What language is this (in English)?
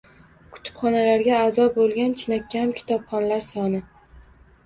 Uzbek